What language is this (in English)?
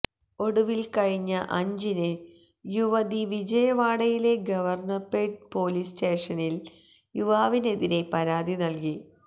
Malayalam